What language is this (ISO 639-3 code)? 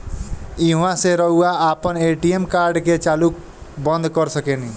bho